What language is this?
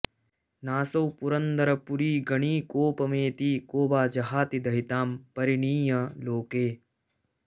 Sanskrit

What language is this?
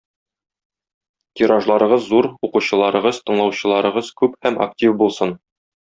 Tatar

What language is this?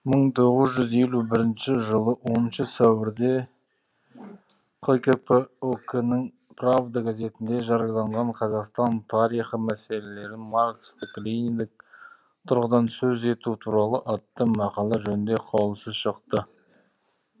Kazakh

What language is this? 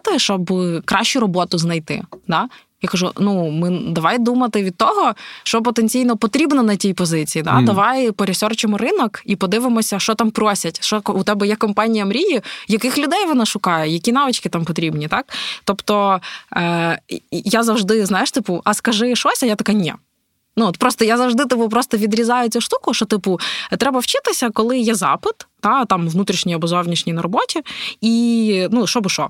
Ukrainian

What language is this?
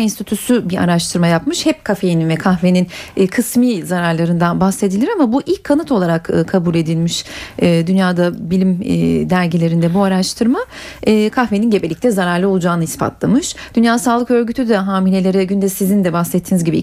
Turkish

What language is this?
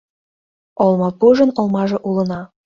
Mari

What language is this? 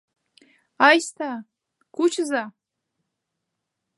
Mari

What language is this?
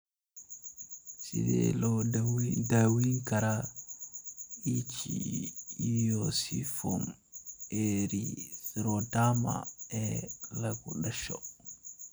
Somali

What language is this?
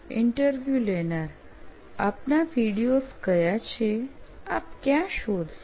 Gujarati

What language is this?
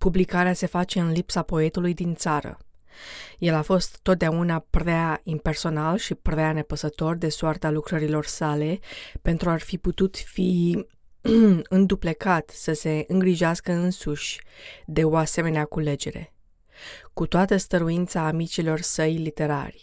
Romanian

